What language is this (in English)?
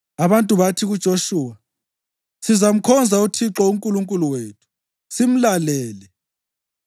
North Ndebele